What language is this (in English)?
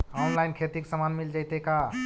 Magahi